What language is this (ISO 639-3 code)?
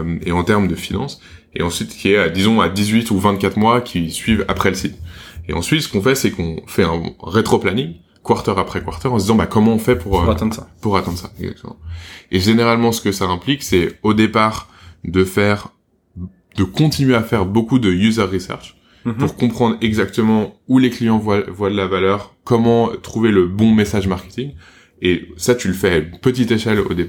fra